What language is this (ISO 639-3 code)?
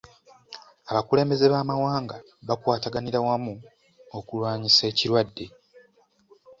lug